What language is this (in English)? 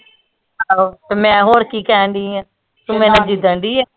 Punjabi